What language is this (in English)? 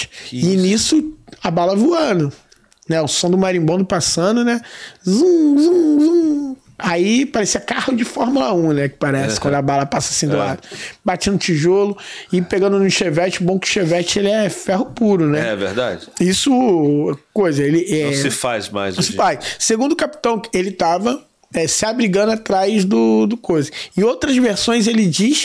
Portuguese